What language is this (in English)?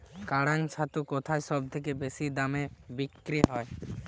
Bangla